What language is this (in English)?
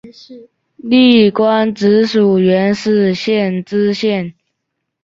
Chinese